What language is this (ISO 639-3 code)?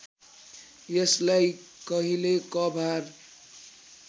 nep